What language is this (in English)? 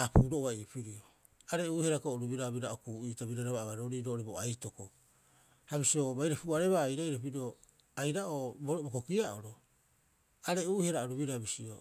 Rapoisi